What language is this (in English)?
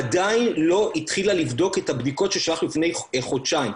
Hebrew